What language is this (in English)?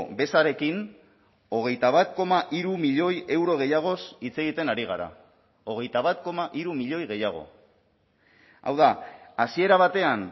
Basque